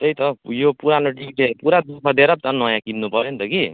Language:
Nepali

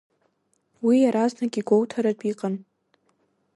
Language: Abkhazian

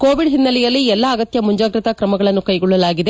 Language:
Kannada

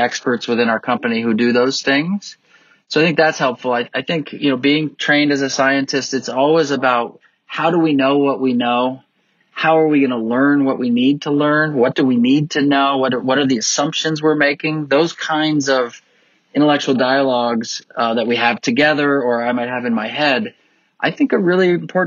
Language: English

